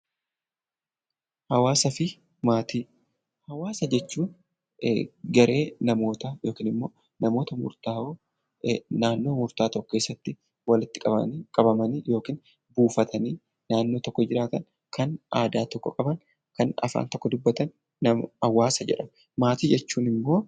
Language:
Oromo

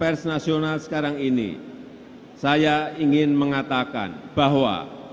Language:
Indonesian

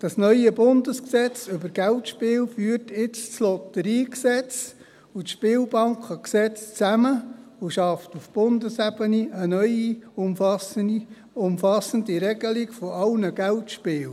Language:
Swiss German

